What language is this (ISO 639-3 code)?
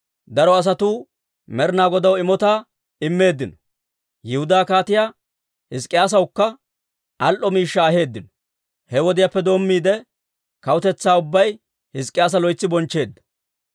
dwr